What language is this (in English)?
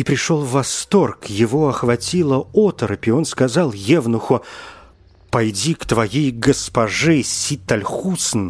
Russian